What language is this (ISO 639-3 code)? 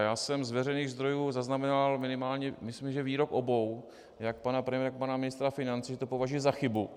ces